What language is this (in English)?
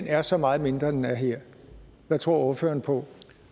Danish